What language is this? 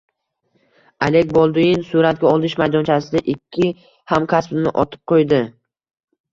Uzbek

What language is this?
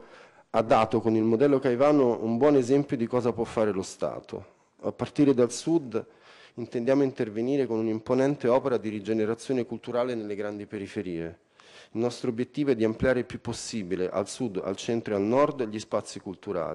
Italian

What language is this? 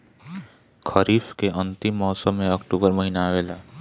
Bhojpuri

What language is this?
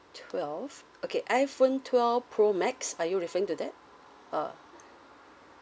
English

